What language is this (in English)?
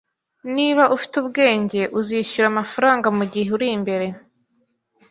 Kinyarwanda